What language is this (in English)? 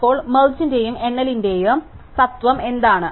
Malayalam